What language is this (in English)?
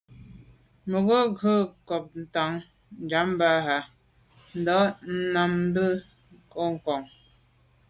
Medumba